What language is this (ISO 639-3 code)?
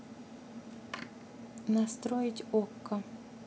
rus